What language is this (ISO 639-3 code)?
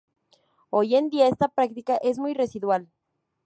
spa